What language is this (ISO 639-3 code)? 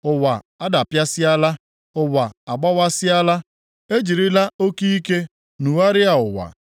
ibo